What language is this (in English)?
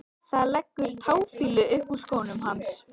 Icelandic